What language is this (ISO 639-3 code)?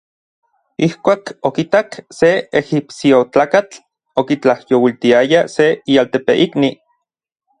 nlv